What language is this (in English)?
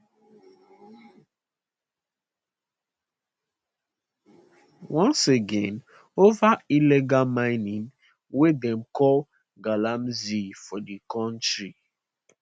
Nigerian Pidgin